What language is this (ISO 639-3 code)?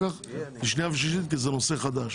heb